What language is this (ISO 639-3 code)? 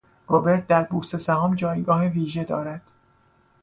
fas